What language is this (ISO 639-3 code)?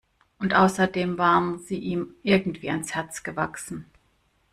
deu